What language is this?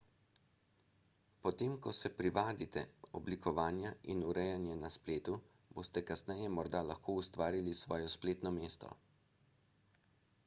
Slovenian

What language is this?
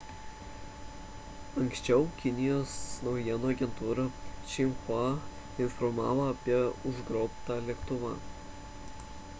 Lithuanian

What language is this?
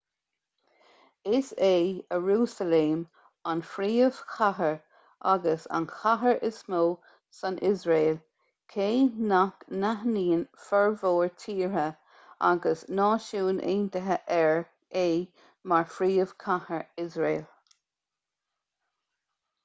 Irish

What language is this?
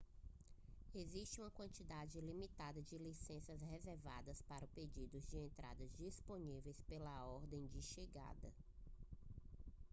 Portuguese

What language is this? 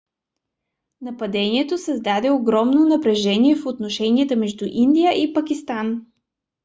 Bulgarian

